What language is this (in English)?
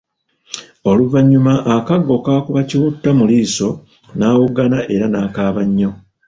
Ganda